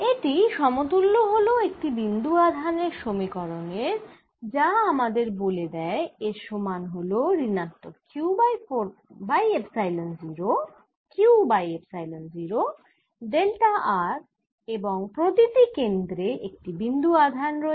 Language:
Bangla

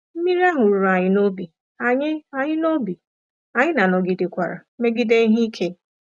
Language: Igbo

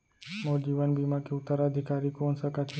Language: Chhattisgarhi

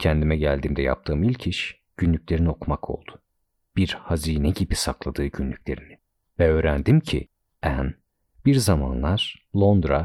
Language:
Turkish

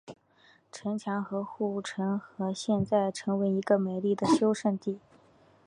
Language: Chinese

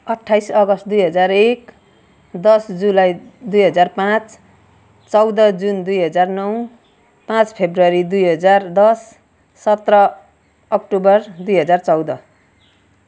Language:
Nepali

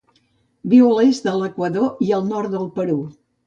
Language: Catalan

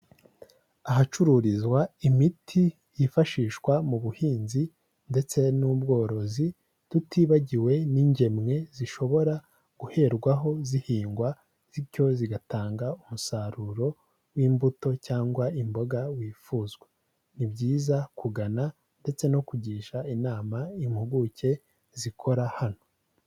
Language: Kinyarwanda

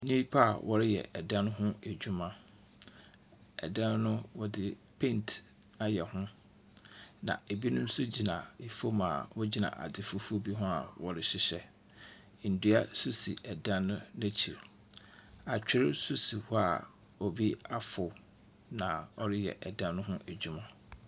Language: Akan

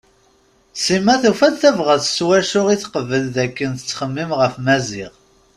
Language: Kabyle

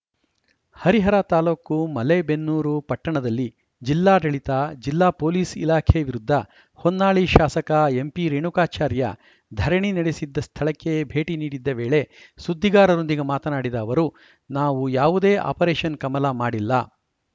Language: Kannada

